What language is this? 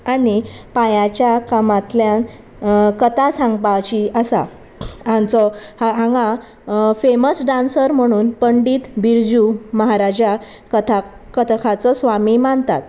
Konkani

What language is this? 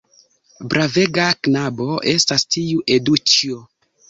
Esperanto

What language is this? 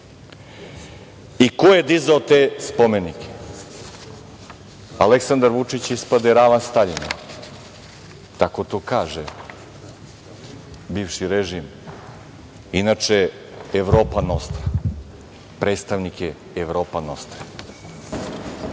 Serbian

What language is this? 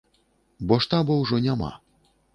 Belarusian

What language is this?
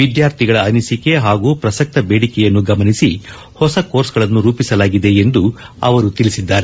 Kannada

